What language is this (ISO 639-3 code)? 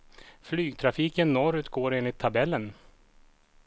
swe